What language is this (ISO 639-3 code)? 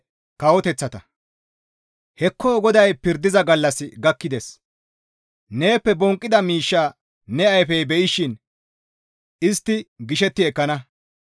gmv